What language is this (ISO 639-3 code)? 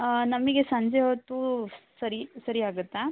kan